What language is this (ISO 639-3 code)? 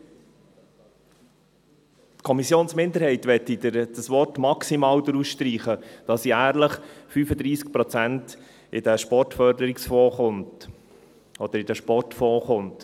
gsw